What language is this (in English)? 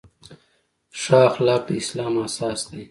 Pashto